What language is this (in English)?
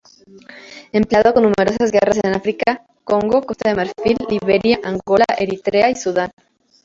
Spanish